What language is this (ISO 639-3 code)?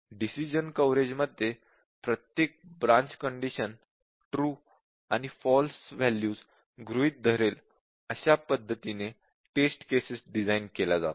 mar